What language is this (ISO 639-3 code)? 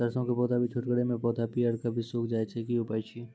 mai